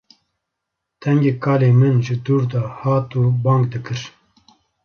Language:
Kurdish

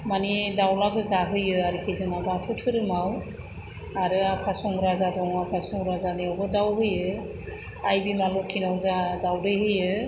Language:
Bodo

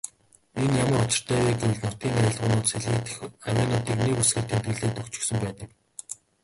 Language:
Mongolian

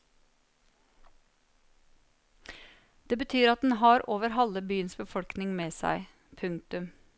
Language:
Norwegian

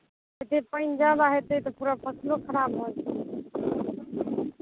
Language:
Maithili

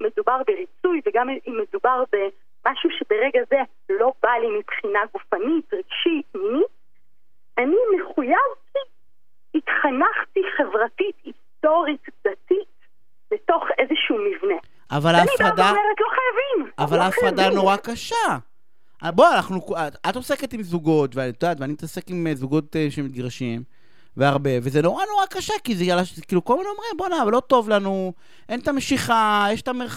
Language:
Hebrew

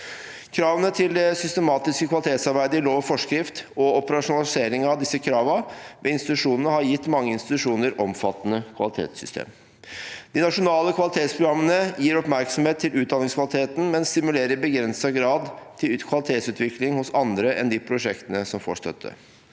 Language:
Norwegian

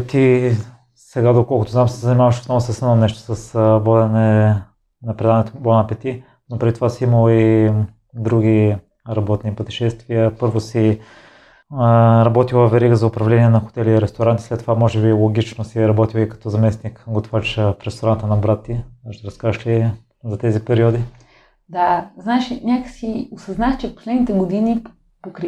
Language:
Bulgarian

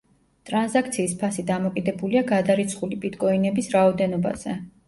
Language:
Georgian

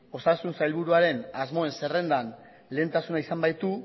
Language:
Basque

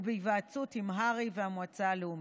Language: Hebrew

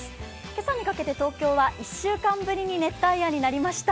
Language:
Japanese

